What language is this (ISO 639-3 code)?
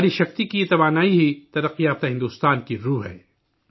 urd